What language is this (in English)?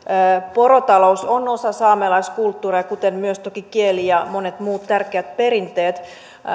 Finnish